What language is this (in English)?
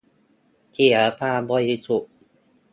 Thai